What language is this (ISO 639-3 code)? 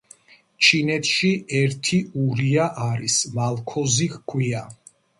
kat